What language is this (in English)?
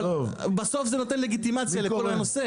Hebrew